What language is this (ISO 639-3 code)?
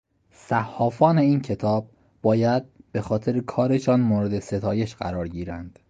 fas